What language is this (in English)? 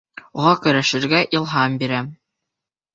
Bashkir